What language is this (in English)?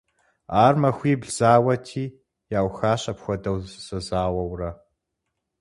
Kabardian